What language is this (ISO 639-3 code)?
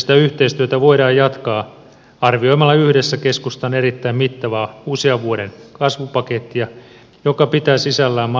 fin